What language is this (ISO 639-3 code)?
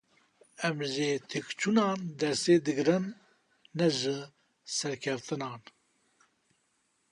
kur